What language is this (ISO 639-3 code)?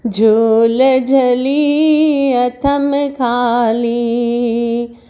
snd